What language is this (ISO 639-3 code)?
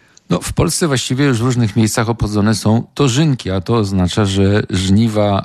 pol